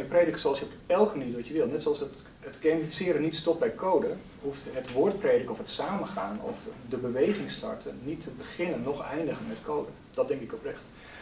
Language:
Dutch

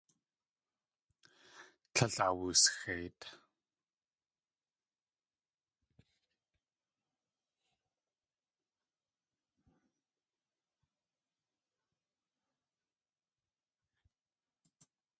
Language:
Tlingit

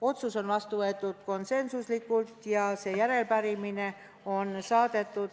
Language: Estonian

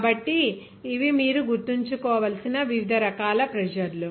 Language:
Telugu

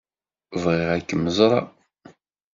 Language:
Kabyle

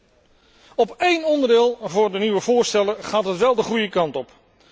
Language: Dutch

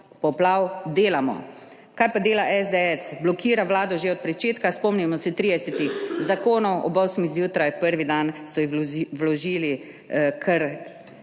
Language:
Slovenian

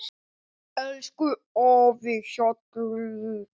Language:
Icelandic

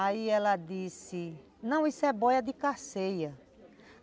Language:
Portuguese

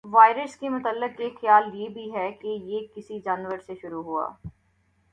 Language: Urdu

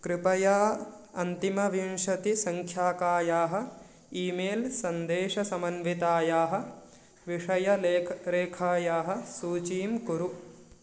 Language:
Sanskrit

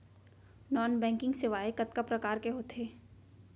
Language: Chhattisgarhi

